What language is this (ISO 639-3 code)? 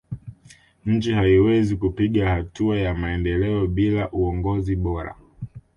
swa